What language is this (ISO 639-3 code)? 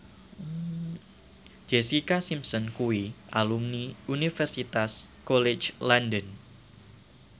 jav